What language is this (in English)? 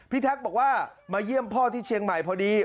Thai